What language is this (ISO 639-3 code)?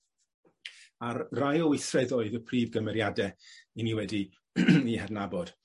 cym